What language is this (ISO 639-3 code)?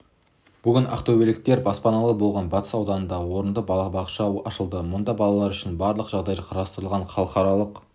kaz